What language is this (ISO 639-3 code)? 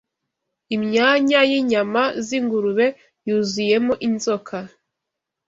kin